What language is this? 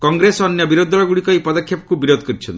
Odia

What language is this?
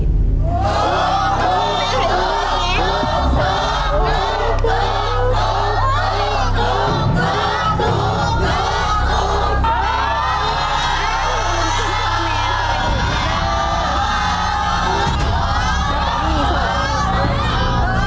Thai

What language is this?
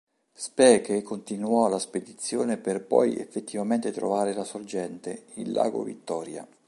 Italian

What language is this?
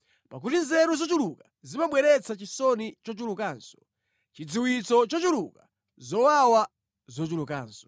Nyanja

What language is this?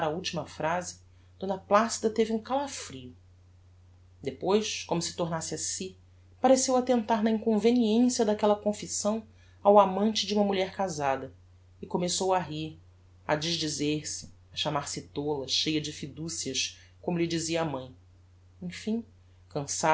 Portuguese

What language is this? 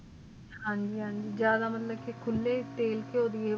Punjabi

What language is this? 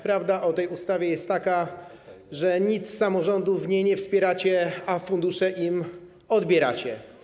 Polish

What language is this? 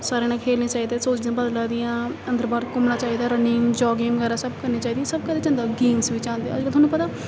Dogri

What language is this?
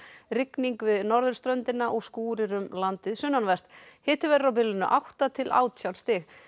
Icelandic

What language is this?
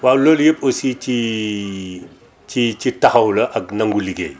Wolof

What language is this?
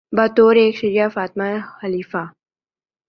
Urdu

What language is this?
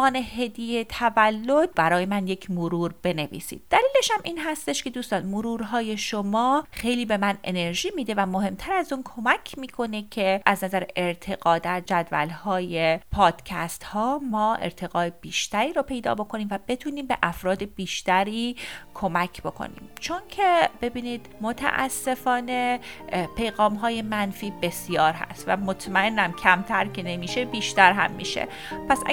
Persian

